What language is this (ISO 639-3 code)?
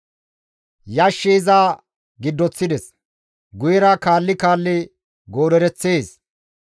gmv